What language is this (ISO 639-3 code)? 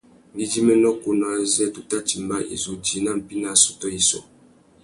bag